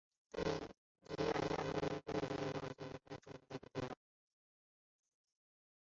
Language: Chinese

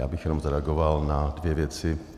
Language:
Czech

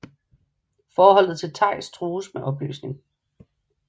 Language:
Danish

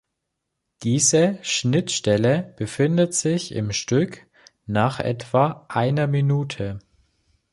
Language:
German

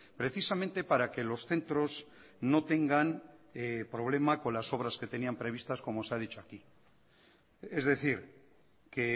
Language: Spanish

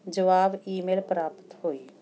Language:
Punjabi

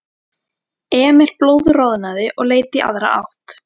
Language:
Icelandic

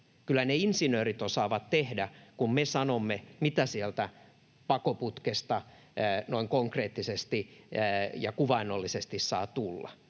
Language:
Finnish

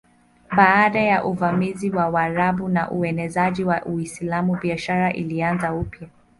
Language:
Swahili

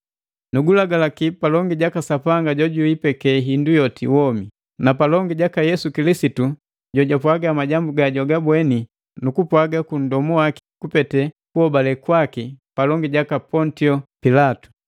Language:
Matengo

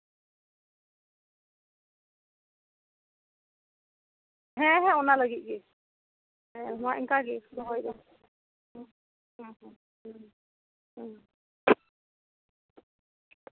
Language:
Santali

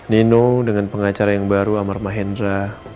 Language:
Indonesian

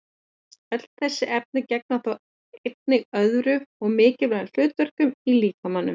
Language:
Icelandic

